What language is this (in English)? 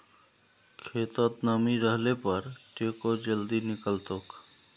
Magahi